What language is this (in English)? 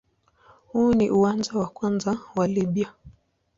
Swahili